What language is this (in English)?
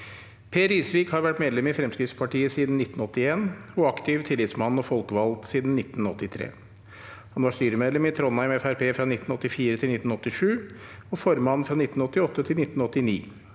Norwegian